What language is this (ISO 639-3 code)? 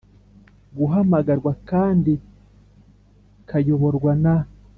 kin